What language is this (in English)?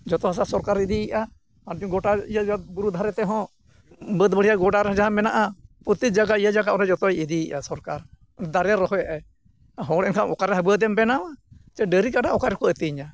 Santali